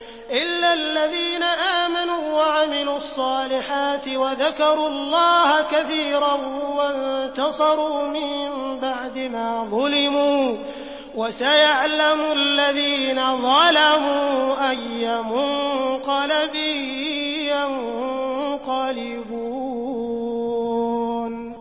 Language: Arabic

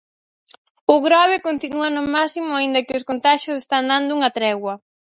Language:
Galician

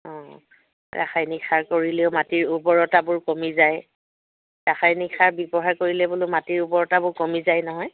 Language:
Assamese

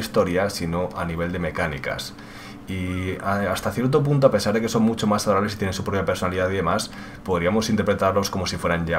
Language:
Spanish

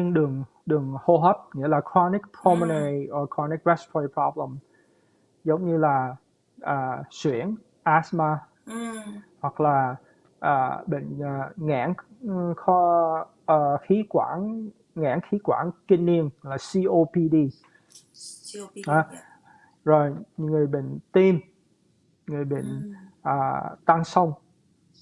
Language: Vietnamese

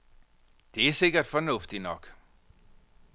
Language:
Danish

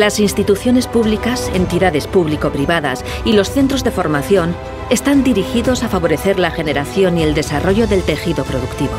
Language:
Spanish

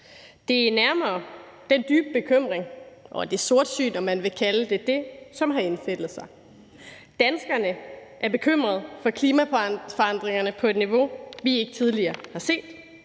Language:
Danish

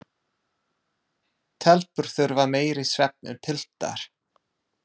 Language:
Icelandic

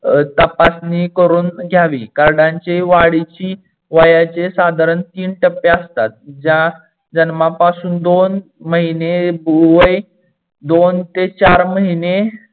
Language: Marathi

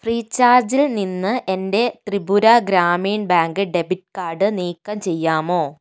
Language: Malayalam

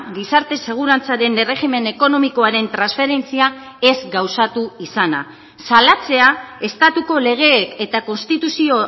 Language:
Basque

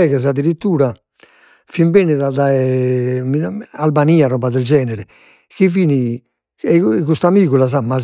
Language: Sardinian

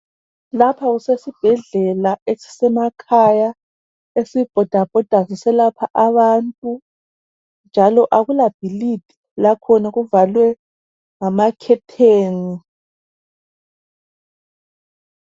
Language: North Ndebele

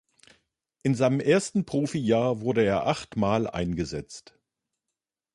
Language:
German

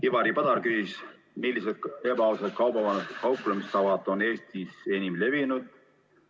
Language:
Estonian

